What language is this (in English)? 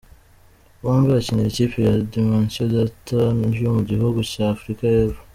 Kinyarwanda